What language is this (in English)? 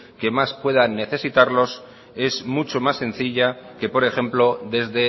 Spanish